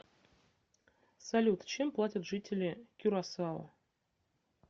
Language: Russian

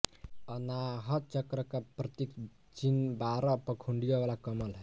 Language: Hindi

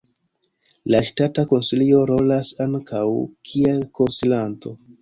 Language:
Esperanto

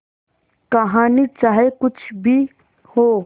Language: Hindi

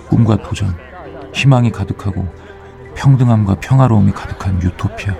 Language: Korean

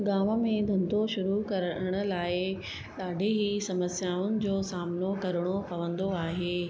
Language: Sindhi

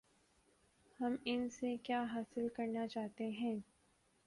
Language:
Urdu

